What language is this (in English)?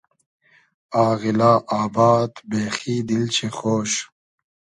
Hazaragi